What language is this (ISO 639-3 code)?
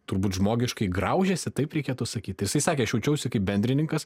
lit